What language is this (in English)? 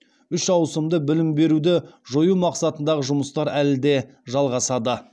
Kazakh